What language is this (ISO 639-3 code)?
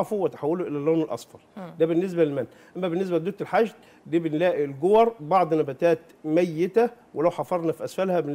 ara